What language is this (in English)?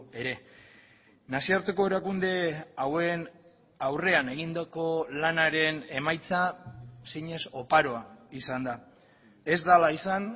Basque